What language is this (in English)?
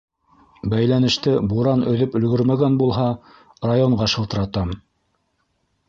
Bashkir